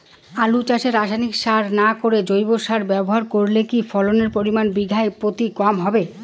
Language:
Bangla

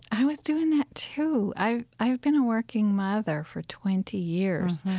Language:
English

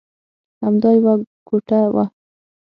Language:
Pashto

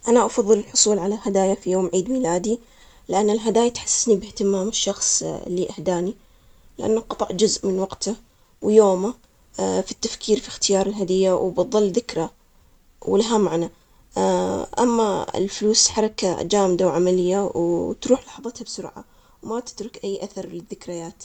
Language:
Omani Arabic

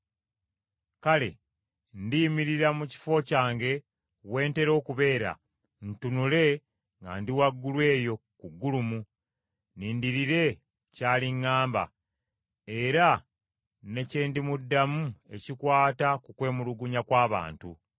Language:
Ganda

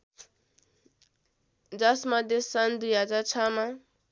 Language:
Nepali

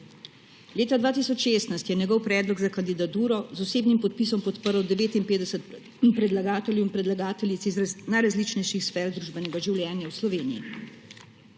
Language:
Slovenian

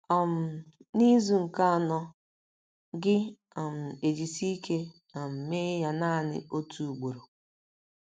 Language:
Igbo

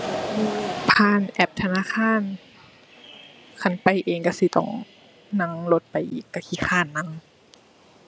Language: Thai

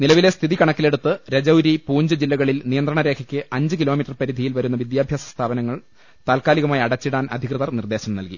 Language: Malayalam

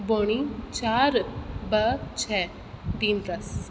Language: Sindhi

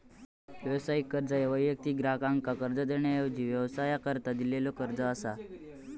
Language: Marathi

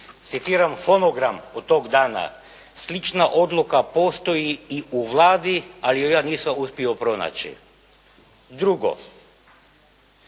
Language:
Croatian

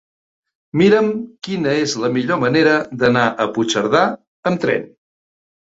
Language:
Catalan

